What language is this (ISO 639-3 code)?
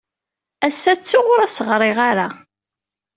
kab